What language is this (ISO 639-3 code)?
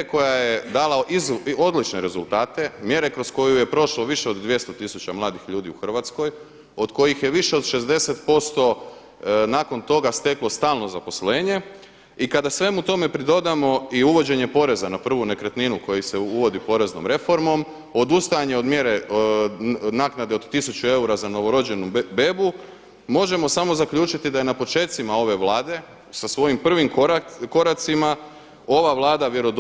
hrv